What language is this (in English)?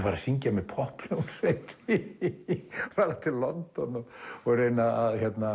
Icelandic